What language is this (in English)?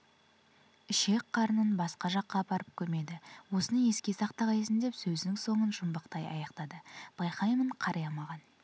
Kazakh